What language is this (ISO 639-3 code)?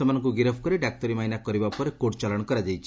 ori